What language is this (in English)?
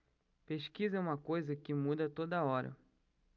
Portuguese